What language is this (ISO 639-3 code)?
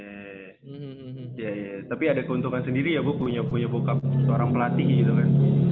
ind